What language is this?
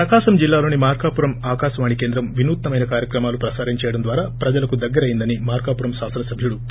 Telugu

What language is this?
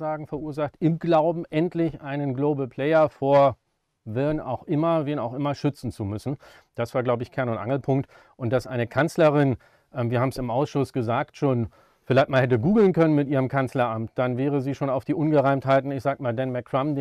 German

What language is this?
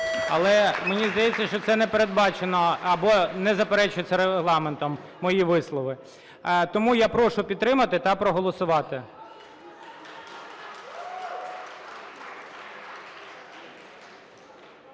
Ukrainian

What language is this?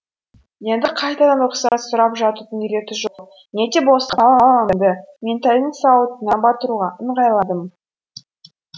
Kazakh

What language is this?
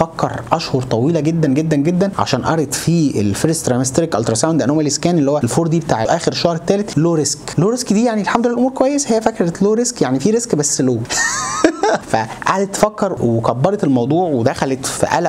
Arabic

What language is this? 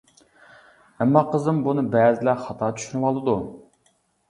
Uyghur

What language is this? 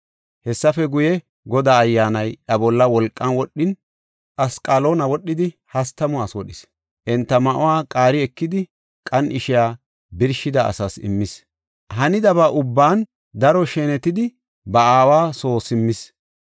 Gofa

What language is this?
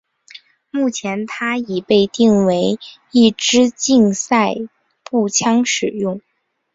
Chinese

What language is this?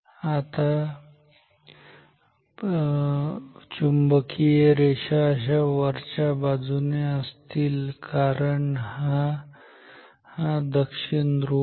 Marathi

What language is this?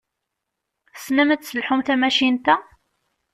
Kabyle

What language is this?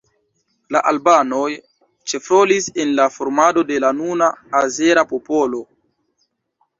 Esperanto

